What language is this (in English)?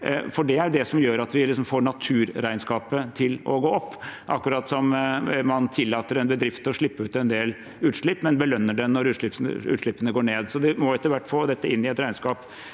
Norwegian